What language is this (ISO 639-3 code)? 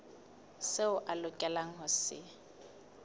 sot